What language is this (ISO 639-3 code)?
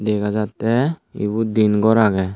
ccp